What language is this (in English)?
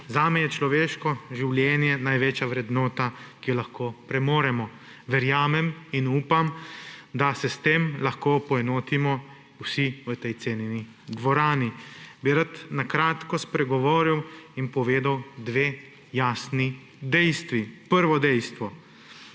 Slovenian